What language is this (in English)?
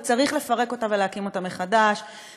Hebrew